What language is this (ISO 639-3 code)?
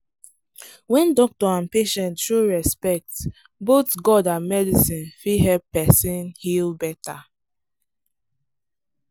pcm